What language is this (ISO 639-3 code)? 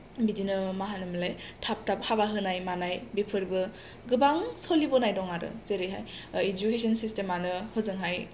brx